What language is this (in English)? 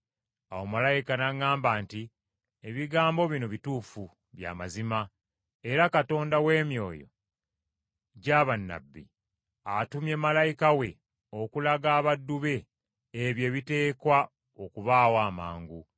Ganda